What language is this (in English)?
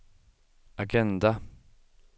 Swedish